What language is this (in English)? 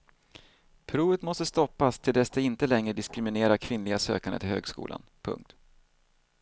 Swedish